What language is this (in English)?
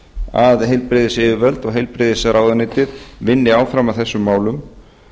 Icelandic